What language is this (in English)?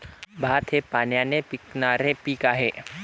Marathi